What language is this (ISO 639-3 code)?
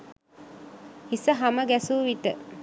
sin